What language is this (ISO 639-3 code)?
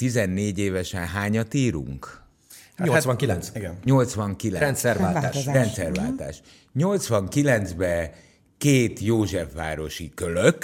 hun